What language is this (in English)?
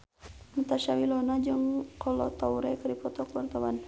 Sundanese